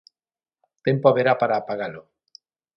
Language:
Galician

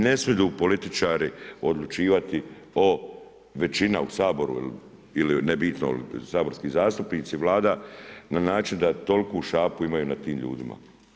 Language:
Croatian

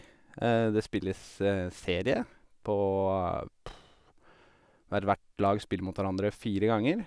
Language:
Norwegian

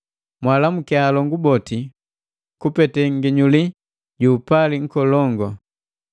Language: Matengo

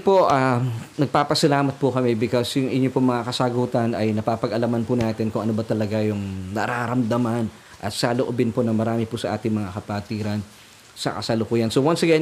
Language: Filipino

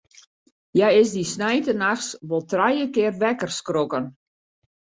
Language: Western Frisian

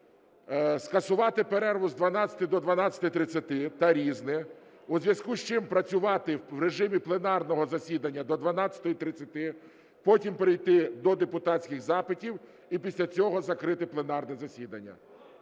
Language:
Ukrainian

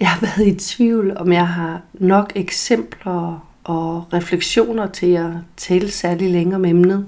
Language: Danish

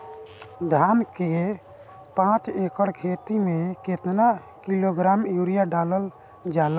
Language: Bhojpuri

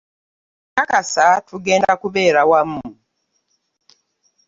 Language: Ganda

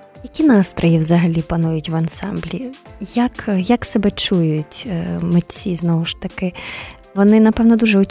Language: Ukrainian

